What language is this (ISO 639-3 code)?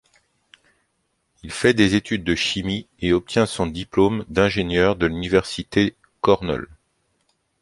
fra